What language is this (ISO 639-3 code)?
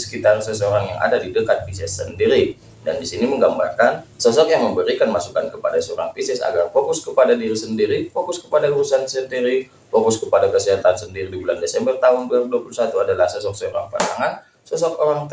ind